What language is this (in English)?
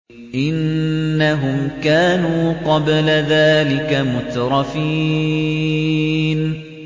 Arabic